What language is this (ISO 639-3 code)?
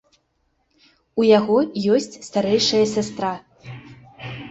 bel